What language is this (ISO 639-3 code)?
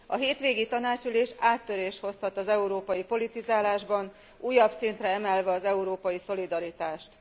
hun